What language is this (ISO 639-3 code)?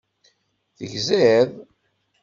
kab